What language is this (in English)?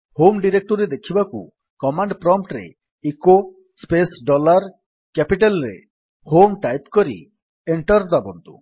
Odia